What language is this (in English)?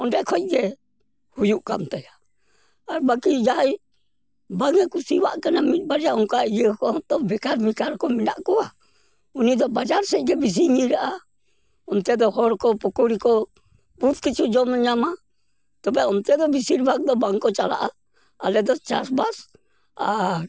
Santali